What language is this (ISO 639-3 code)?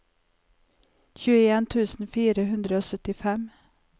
nor